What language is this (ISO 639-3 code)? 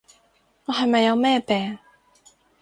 yue